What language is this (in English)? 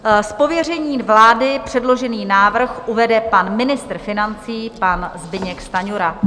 Czech